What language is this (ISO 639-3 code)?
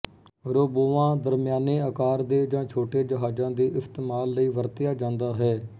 pan